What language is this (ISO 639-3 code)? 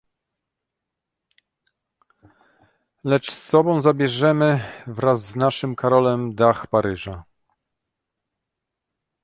pol